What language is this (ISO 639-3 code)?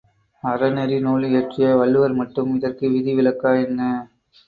tam